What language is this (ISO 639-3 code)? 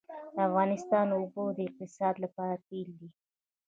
pus